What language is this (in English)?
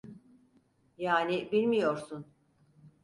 Turkish